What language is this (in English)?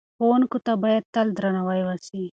Pashto